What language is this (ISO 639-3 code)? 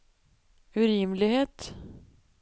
nor